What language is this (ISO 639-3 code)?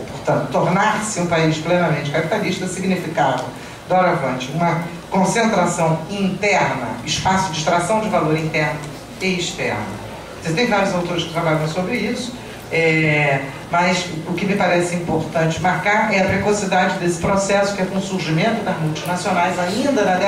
por